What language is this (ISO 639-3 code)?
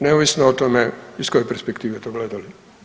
hrv